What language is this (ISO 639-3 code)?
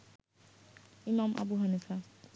ben